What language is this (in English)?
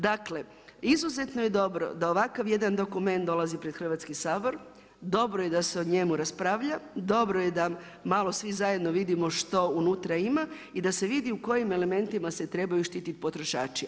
Croatian